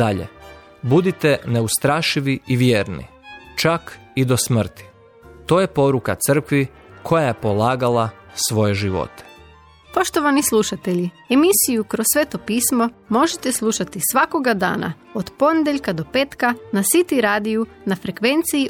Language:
Croatian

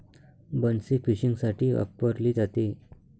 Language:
Marathi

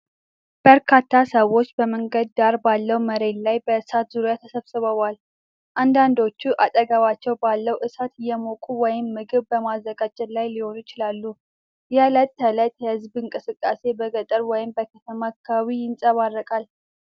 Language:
Amharic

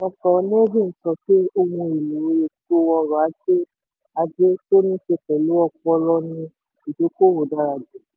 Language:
Yoruba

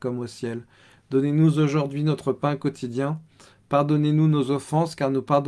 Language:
French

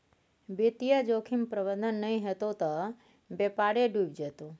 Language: Maithili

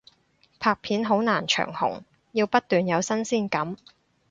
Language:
Cantonese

